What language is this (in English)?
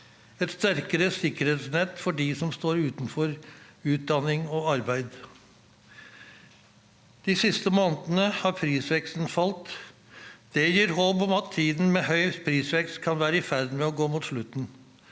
Norwegian